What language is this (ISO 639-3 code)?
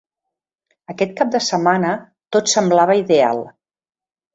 cat